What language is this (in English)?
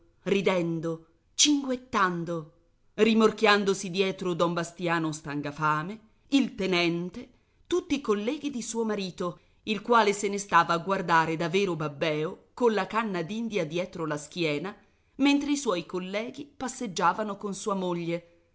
Italian